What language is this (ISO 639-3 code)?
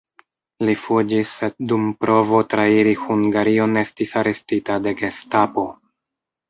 epo